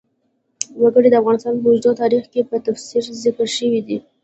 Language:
Pashto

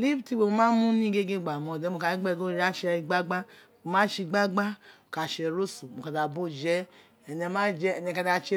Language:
Isekiri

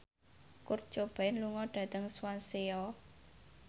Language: Javanese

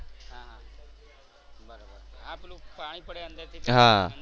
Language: Gujarati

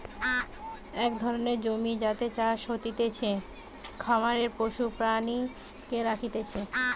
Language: Bangla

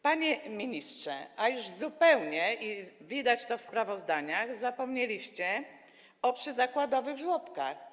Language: Polish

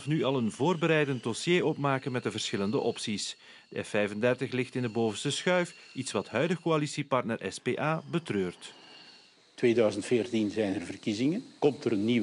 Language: Dutch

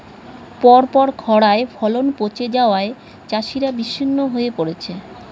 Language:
Bangla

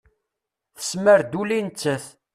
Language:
Kabyle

